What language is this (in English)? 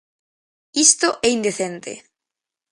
Galician